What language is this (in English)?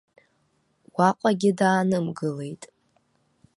Abkhazian